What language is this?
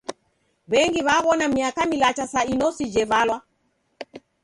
Taita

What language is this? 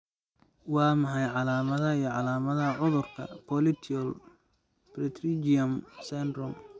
Somali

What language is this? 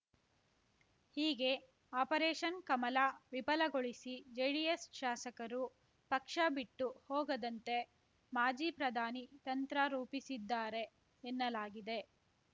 Kannada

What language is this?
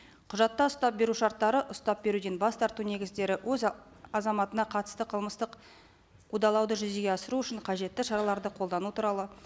Kazakh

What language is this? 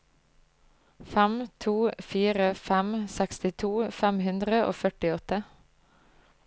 Norwegian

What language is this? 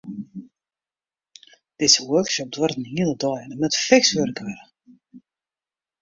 Western Frisian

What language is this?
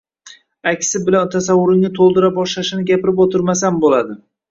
Uzbek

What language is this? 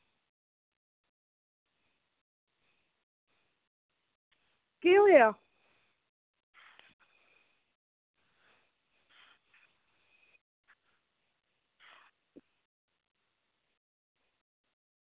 Dogri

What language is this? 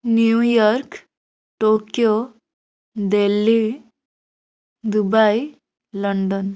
Odia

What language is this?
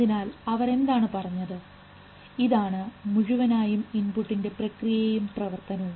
Malayalam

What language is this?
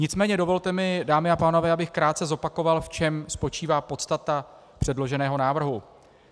Czech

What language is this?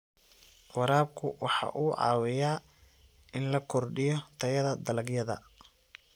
Somali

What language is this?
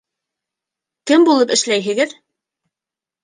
Bashkir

